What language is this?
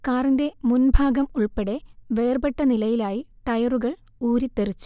Malayalam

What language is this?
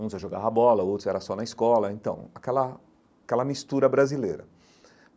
Portuguese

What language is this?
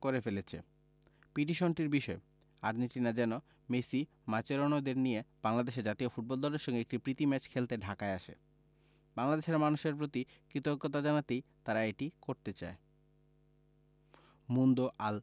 Bangla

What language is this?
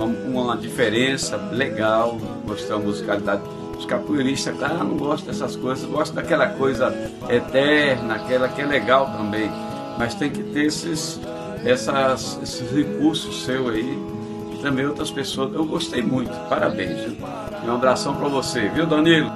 Portuguese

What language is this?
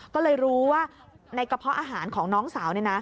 Thai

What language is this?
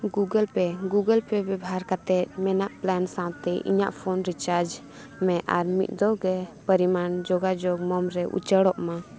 Santali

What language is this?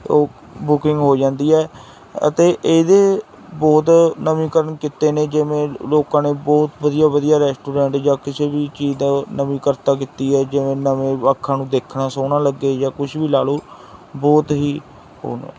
Punjabi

